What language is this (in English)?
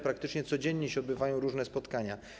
Polish